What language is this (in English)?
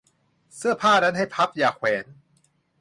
Thai